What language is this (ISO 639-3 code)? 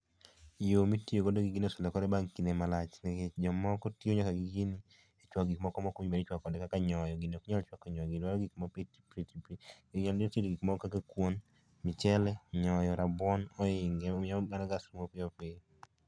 luo